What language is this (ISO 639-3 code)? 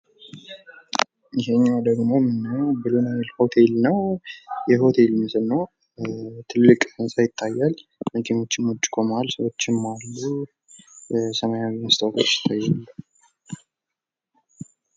amh